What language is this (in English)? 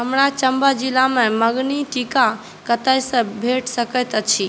Maithili